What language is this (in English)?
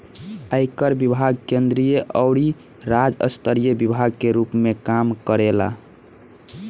Bhojpuri